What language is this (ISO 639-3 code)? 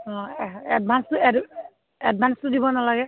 asm